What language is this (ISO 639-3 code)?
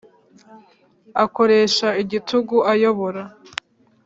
kin